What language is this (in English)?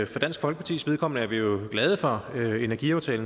Danish